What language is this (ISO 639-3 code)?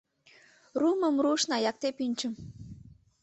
chm